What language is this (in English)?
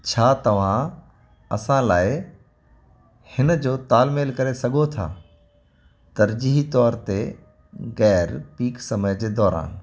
Sindhi